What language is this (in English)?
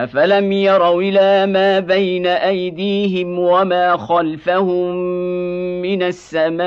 Arabic